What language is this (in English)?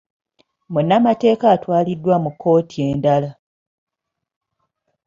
Ganda